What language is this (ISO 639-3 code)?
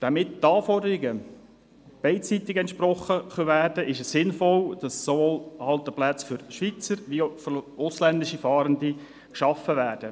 gsw